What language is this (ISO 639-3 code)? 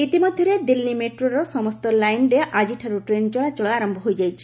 ori